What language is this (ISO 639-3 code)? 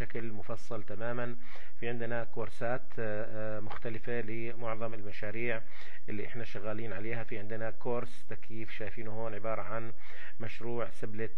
ara